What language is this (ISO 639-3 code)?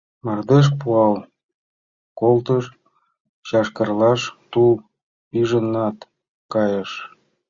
chm